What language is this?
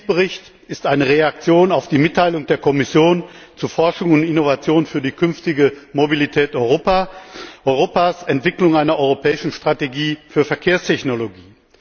German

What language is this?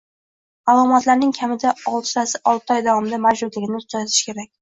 Uzbek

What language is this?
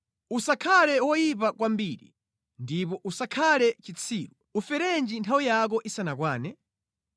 Nyanja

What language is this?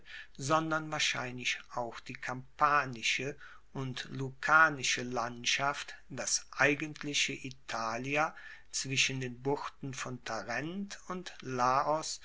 German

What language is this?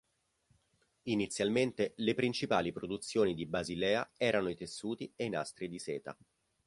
Italian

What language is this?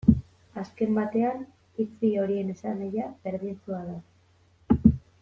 Basque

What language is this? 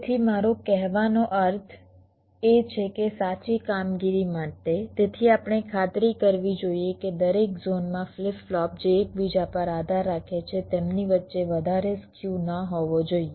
Gujarati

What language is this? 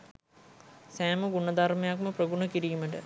Sinhala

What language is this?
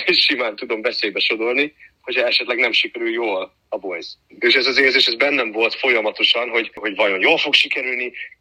Hungarian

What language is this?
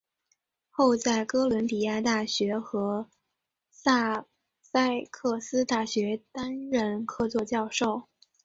Chinese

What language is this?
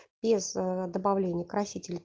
Russian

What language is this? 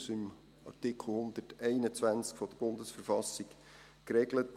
Swiss German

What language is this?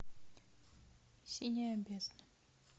Russian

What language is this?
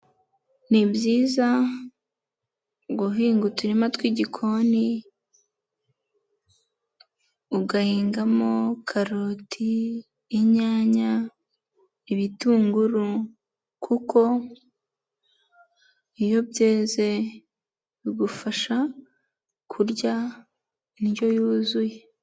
Kinyarwanda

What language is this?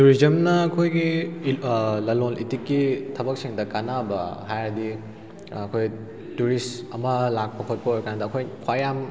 Manipuri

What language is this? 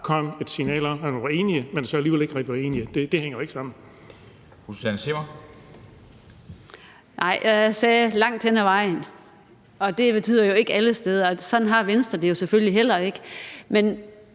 Danish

